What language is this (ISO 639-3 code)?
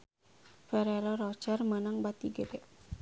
sun